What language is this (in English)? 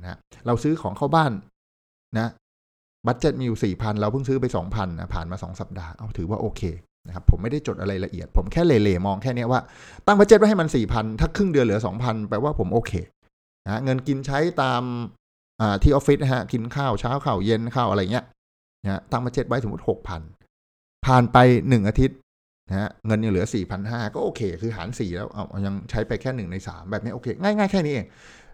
Thai